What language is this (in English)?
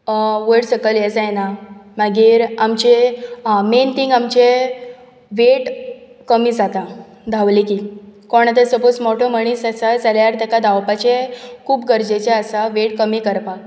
Konkani